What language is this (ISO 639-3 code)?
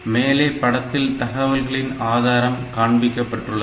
tam